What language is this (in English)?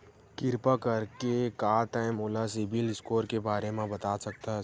Chhattisgarhi